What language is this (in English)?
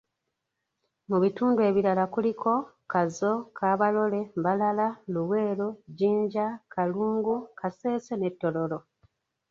Ganda